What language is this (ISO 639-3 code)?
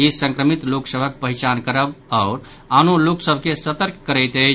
mai